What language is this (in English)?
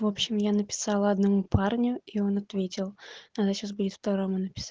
Russian